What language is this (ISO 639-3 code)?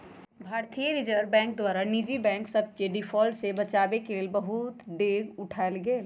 mag